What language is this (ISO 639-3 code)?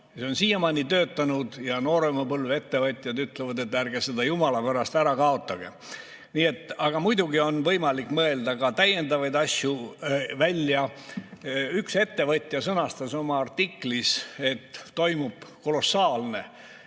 est